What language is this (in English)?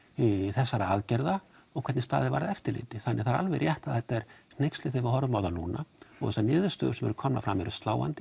Icelandic